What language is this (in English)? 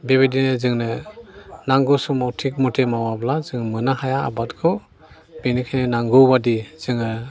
Bodo